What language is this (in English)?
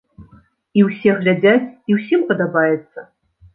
Belarusian